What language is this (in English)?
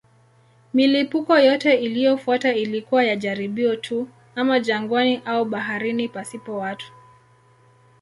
Swahili